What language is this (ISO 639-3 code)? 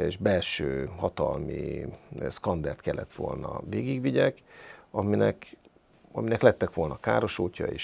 hun